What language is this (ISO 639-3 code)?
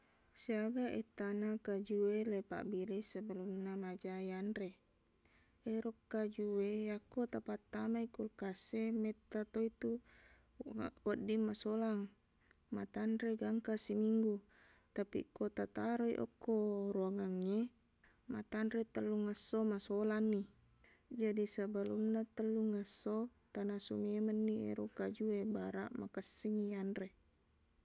bug